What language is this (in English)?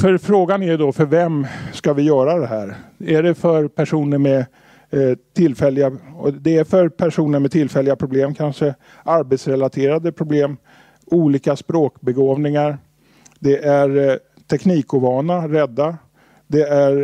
Swedish